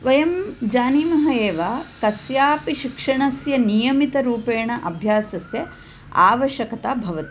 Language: Sanskrit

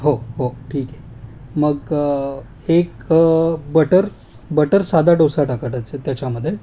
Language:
Marathi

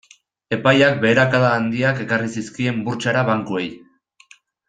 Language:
Basque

